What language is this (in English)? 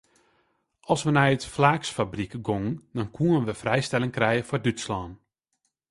Western Frisian